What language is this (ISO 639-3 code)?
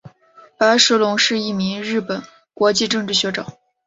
zho